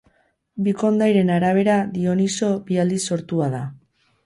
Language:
Basque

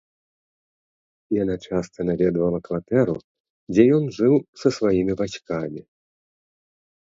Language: Belarusian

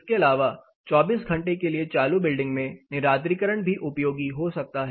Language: Hindi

